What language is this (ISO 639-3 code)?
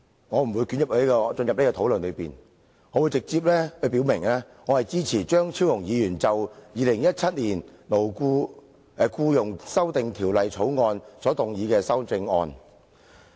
yue